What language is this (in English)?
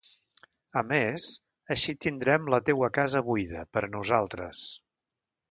Catalan